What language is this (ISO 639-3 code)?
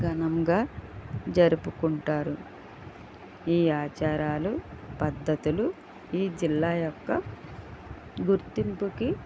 tel